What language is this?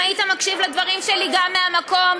Hebrew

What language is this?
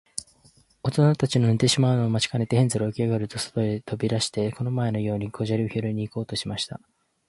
Japanese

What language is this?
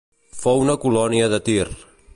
Catalan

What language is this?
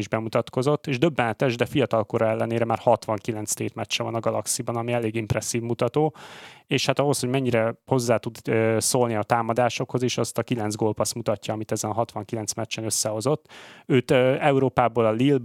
Hungarian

